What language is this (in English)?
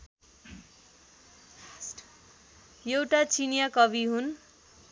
Nepali